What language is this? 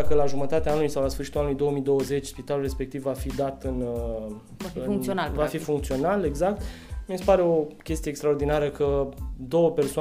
Romanian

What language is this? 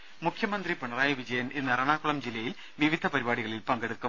Malayalam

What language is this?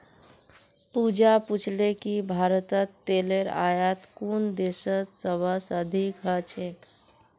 Magahi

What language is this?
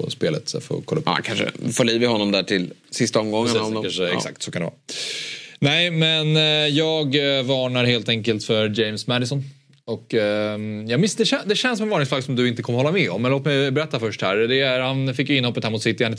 Swedish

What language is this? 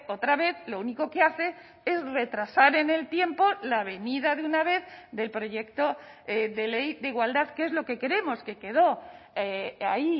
Spanish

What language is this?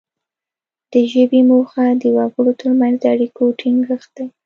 Pashto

